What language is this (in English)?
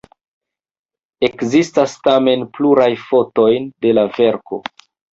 Esperanto